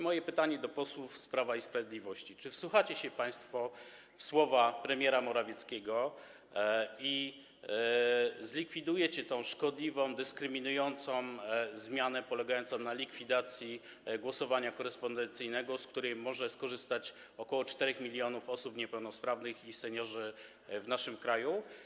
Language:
Polish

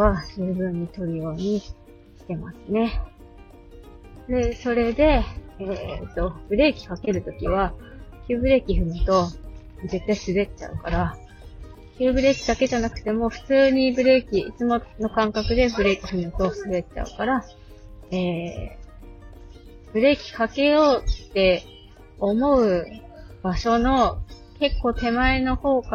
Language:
Japanese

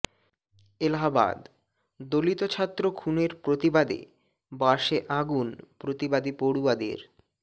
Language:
Bangla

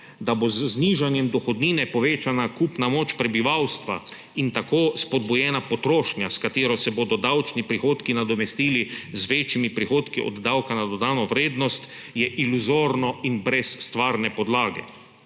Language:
Slovenian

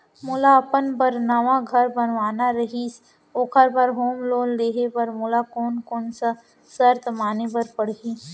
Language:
Chhattisgarhi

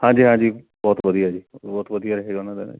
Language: Punjabi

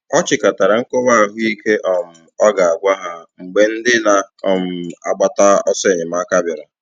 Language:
Igbo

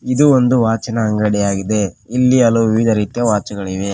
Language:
Kannada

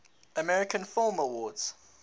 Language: English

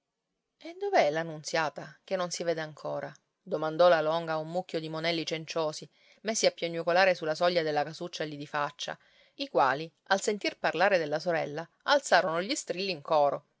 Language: Italian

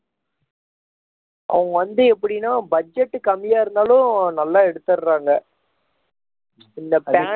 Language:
Tamil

